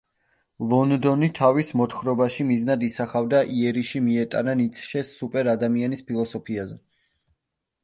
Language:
Georgian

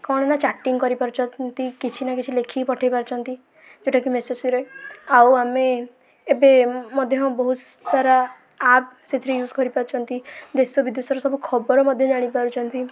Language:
Odia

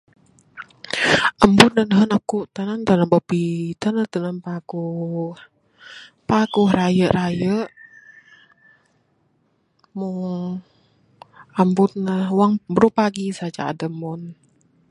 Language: Bukar-Sadung Bidayuh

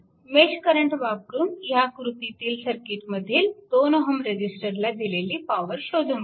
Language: Marathi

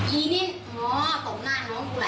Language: Thai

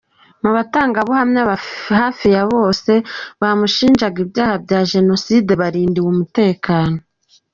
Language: Kinyarwanda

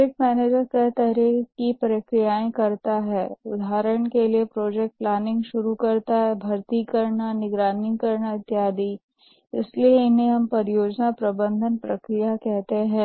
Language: Hindi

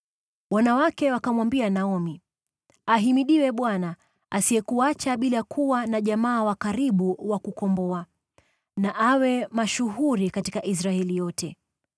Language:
Swahili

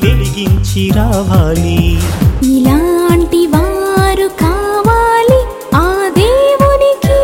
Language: Telugu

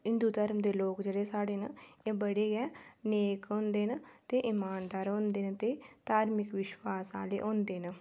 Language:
Dogri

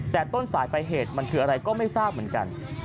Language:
Thai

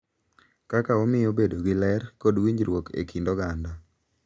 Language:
Luo (Kenya and Tanzania)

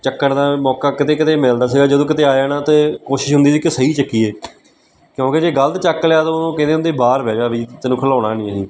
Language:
Punjabi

